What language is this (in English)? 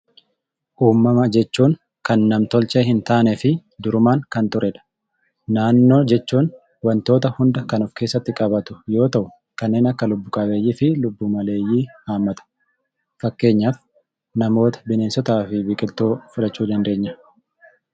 Oromo